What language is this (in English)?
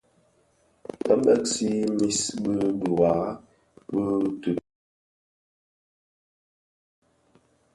Bafia